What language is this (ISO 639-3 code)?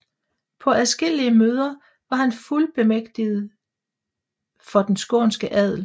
dan